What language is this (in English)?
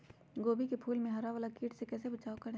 Magahi